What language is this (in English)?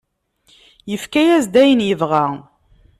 Kabyle